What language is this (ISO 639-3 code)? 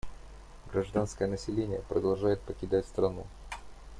rus